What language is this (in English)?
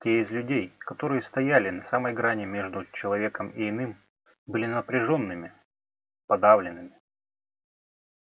Russian